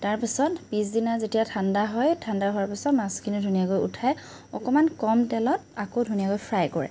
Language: Assamese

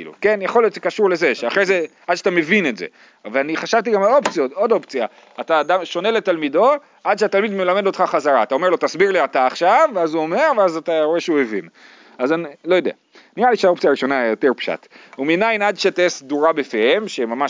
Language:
Hebrew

